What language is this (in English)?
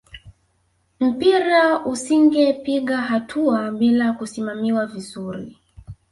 Swahili